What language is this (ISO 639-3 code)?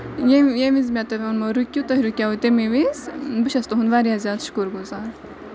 kas